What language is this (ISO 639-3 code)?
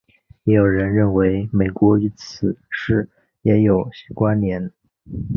zho